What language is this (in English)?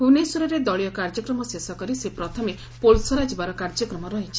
Odia